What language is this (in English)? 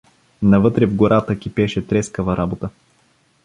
Bulgarian